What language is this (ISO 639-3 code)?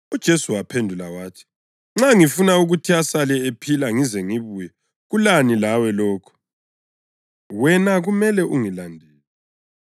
nde